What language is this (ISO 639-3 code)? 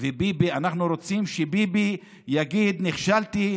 heb